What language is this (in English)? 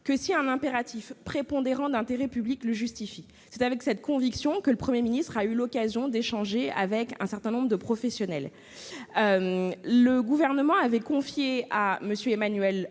French